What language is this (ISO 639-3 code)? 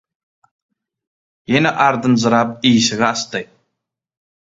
tuk